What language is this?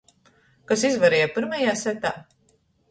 Latgalian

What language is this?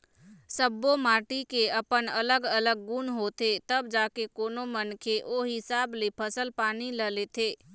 Chhattisgarhi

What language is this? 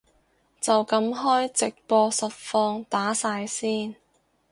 Cantonese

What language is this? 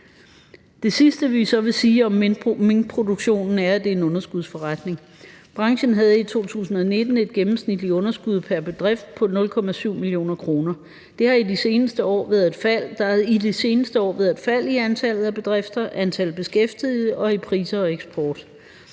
Danish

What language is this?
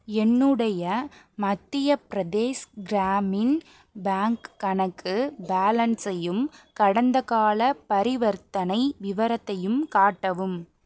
Tamil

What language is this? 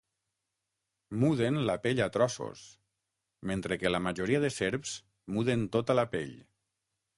Catalan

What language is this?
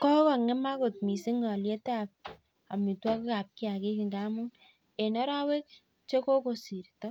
Kalenjin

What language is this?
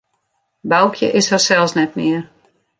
Western Frisian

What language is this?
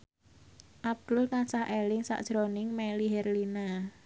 Javanese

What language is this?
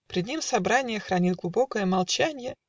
Russian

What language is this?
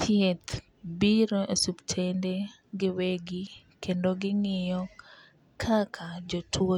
Luo (Kenya and Tanzania)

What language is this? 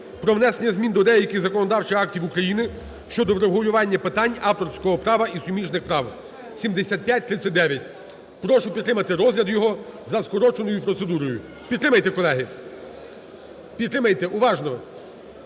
Ukrainian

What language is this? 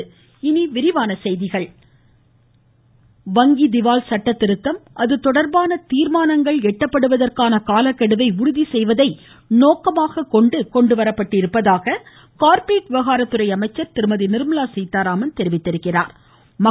Tamil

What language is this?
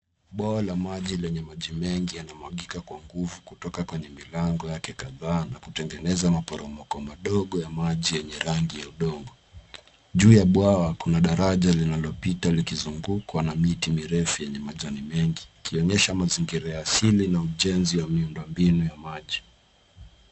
Swahili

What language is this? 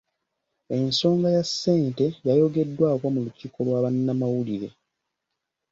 Ganda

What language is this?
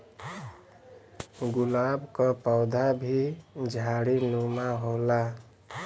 Bhojpuri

